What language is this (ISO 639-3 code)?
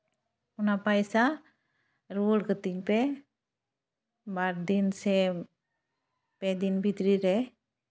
sat